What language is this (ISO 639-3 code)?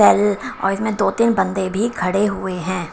hin